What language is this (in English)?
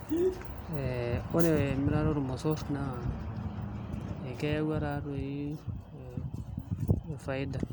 Masai